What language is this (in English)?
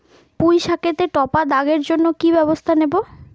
Bangla